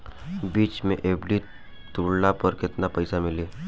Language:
Bhojpuri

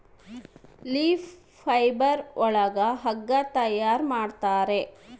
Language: Kannada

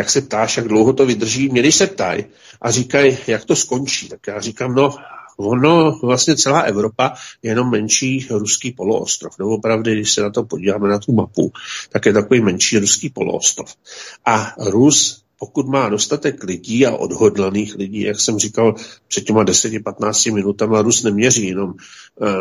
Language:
Czech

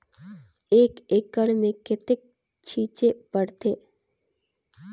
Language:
Chhattisgarhi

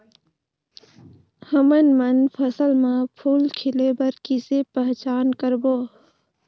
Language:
Chhattisgarhi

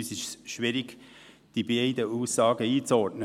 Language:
Swiss German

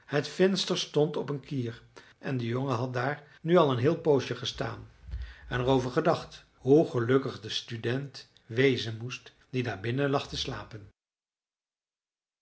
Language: Dutch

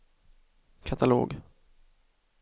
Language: Swedish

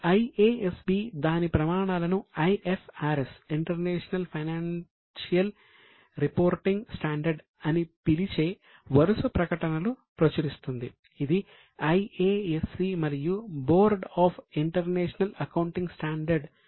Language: Telugu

